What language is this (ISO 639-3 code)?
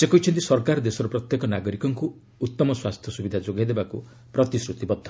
ori